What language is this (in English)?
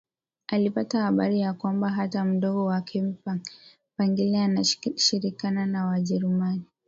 Swahili